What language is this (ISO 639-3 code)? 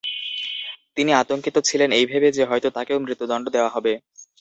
ben